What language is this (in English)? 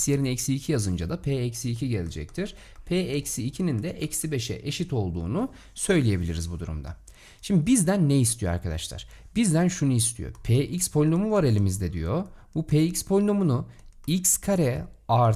Turkish